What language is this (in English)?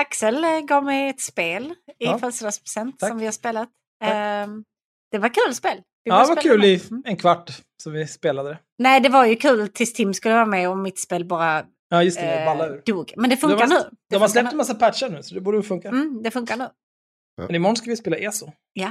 Swedish